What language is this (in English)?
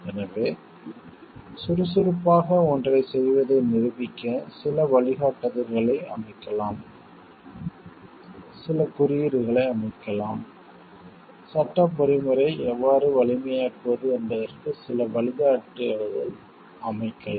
Tamil